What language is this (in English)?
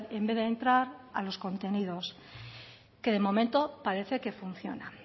Spanish